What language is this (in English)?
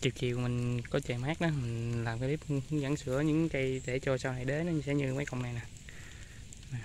Vietnamese